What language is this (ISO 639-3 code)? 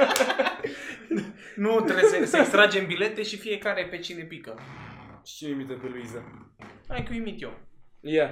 ron